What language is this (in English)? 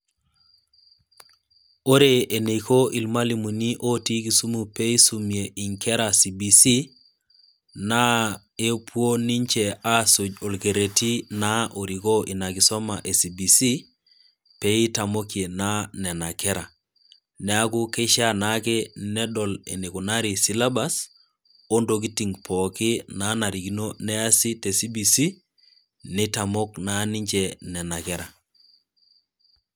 Masai